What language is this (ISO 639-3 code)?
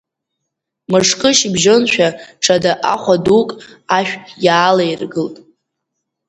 abk